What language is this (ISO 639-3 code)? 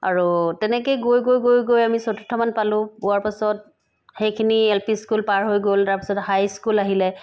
asm